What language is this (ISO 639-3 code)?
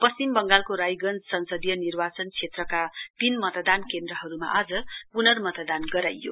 nep